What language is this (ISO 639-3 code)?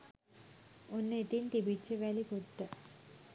sin